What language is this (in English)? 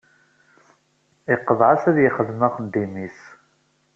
Kabyle